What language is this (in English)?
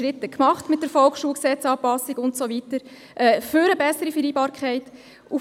Swiss German